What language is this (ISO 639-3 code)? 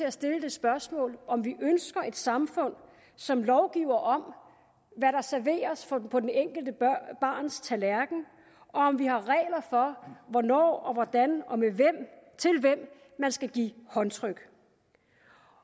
dan